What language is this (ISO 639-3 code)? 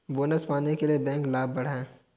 hin